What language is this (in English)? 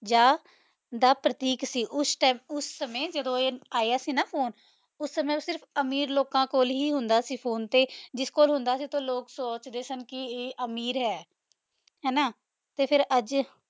Punjabi